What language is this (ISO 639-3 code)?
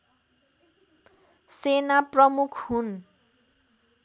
nep